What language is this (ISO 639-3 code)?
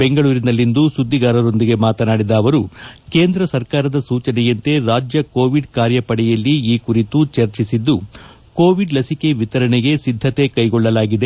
kan